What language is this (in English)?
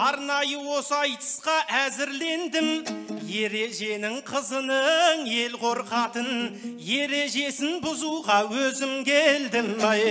Turkish